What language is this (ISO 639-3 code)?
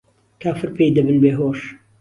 ckb